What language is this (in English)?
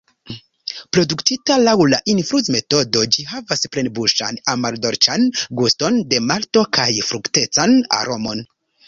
Esperanto